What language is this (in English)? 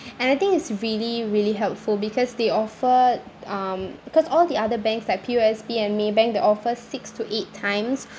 English